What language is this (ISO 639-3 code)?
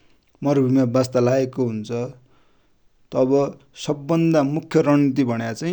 dty